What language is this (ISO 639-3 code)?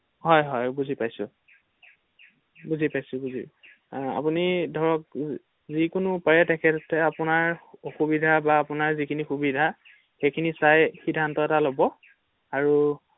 asm